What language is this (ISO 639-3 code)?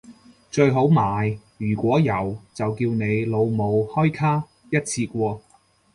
yue